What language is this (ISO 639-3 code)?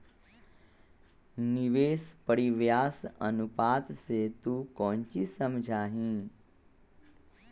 mag